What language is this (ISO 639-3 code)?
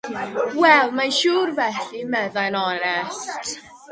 cym